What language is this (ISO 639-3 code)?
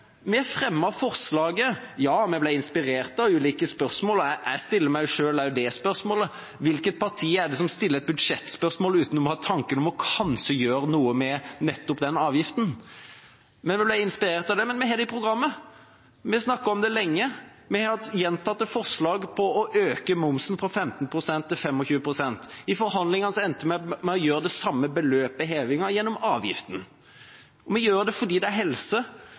nob